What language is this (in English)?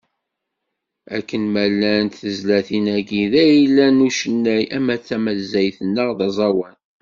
Kabyle